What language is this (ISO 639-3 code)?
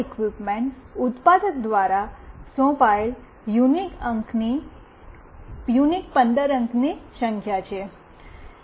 guj